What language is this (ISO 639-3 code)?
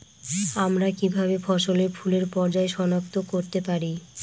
ben